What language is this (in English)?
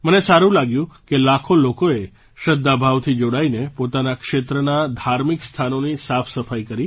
Gujarati